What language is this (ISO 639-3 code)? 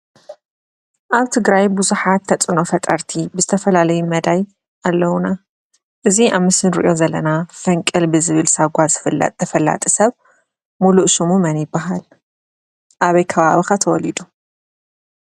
tir